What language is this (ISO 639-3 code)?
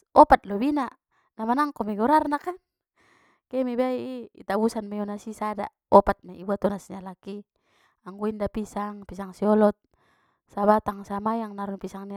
btm